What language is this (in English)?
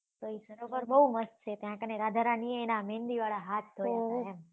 Gujarati